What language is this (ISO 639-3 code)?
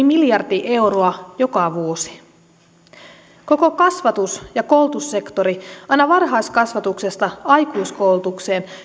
fin